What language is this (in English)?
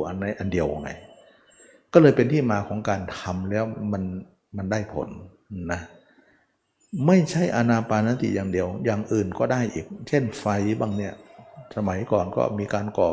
Thai